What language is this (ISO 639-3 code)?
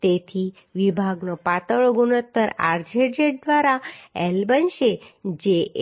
guj